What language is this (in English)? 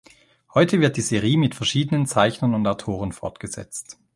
German